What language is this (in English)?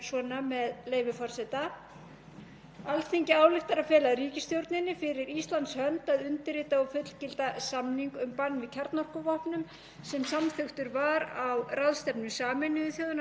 Icelandic